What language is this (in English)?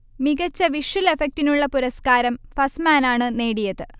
Malayalam